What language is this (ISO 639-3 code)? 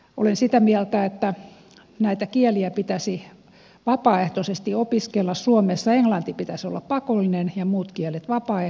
fin